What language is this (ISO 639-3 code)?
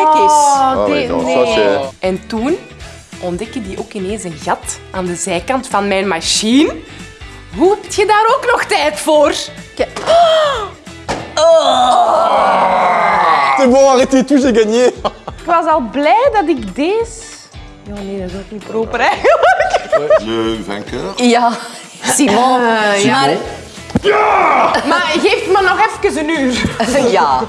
nld